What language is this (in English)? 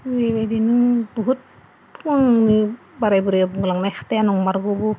Bodo